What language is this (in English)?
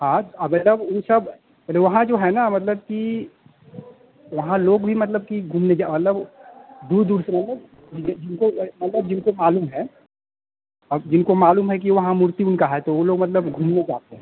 Hindi